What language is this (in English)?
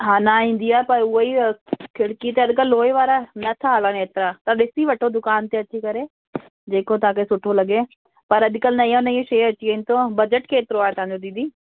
Sindhi